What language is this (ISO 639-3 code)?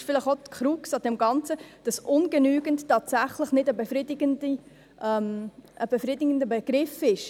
gsw